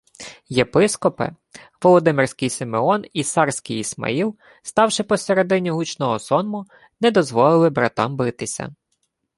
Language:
Ukrainian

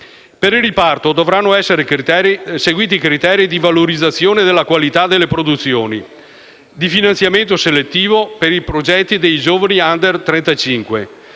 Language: Italian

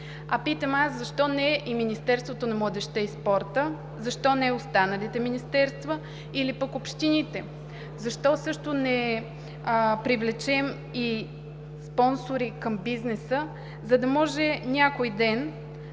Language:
Bulgarian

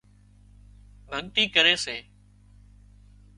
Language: Wadiyara Koli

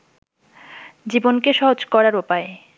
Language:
Bangla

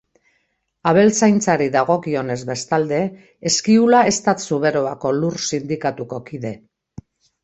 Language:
Basque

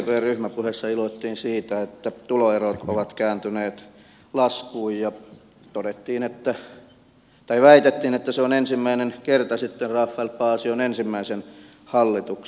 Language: Finnish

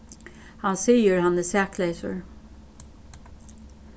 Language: Faroese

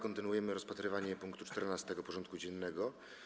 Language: Polish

